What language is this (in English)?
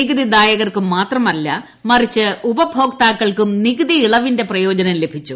Malayalam